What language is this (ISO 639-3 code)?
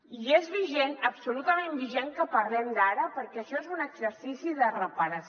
cat